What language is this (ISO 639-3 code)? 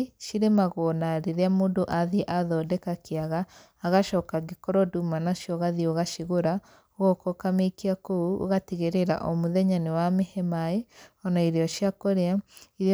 kik